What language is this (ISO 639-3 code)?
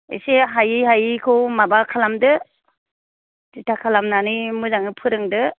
brx